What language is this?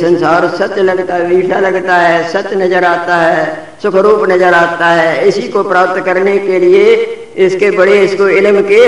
Hindi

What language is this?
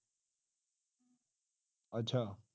Punjabi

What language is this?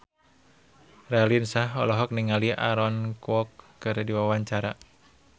Sundanese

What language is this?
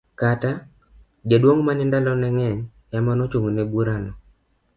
Luo (Kenya and Tanzania)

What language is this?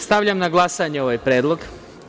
Serbian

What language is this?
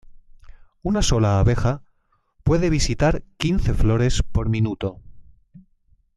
Spanish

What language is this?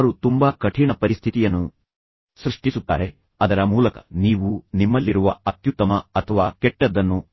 Kannada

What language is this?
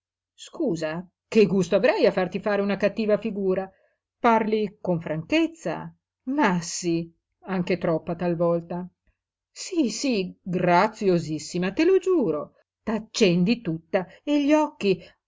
Italian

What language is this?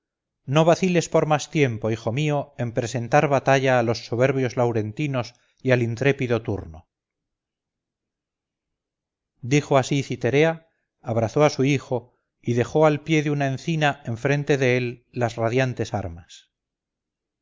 Spanish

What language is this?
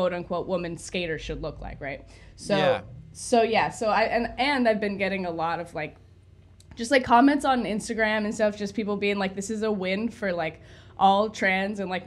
English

